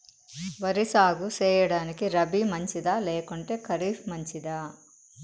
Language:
Telugu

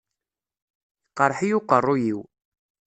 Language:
Kabyle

